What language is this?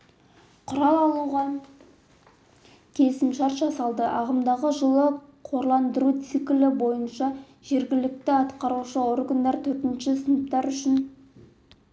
Kazakh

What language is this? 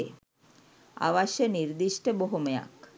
Sinhala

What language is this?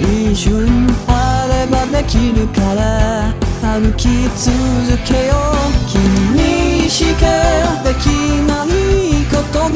Thai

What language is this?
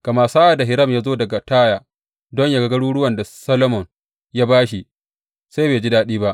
Hausa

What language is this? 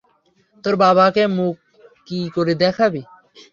Bangla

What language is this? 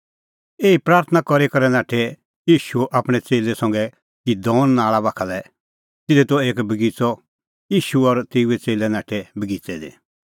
Kullu Pahari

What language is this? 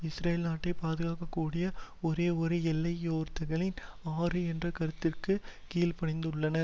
Tamil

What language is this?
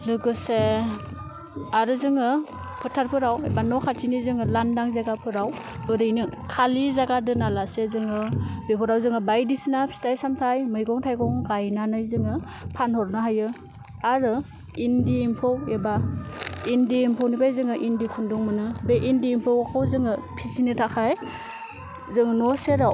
Bodo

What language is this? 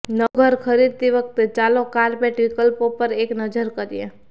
Gujarati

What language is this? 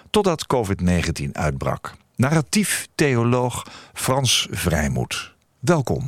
Dutch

